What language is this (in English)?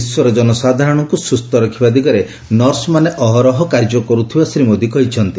Odia